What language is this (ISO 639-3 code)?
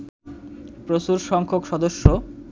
ben